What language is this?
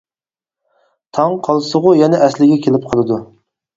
Uyghur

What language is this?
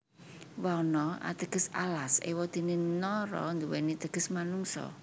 Javanese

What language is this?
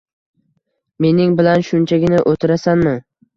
Uzbek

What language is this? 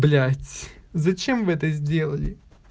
Russian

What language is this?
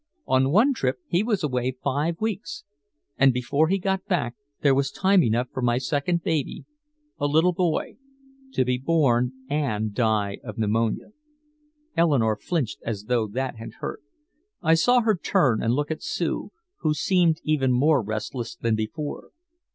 English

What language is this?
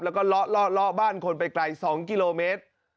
Thai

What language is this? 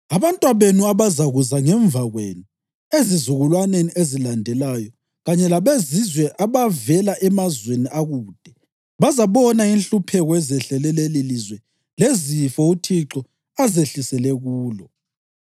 North Ndebele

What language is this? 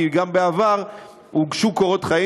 Hebrew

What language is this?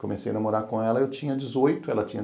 Portuguese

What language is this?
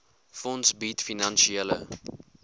Afrikaans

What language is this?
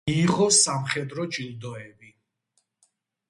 Georgian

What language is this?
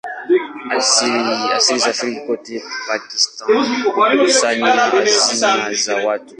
Swahili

